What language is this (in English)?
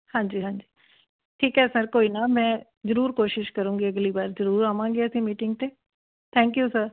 Punjabi